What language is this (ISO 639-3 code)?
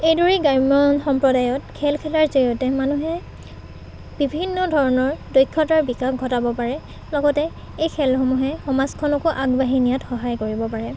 asm